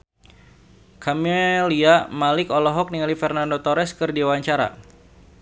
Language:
Sundanese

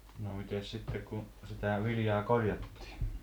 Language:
Finnish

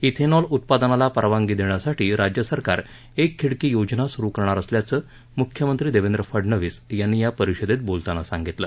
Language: Marathi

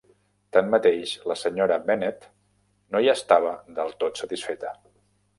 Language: Catalan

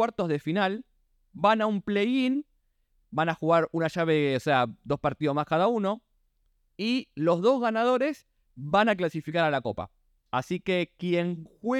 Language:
Spanish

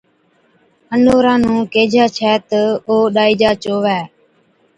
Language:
Od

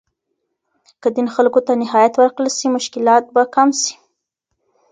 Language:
Pashto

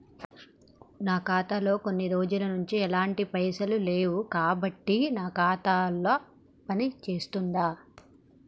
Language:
Telugu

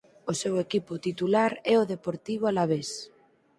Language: Galician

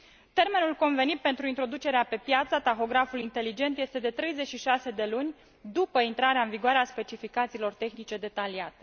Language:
Romanian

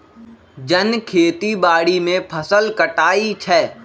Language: Magahi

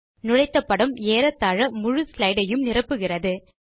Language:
Tamil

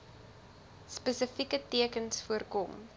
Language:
Afrikaans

